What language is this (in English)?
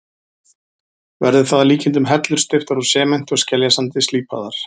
Icelandic